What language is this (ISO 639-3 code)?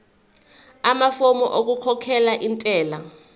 zul